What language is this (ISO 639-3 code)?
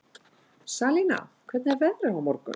isl